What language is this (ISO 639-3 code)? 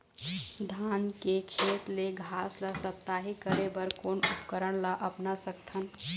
hne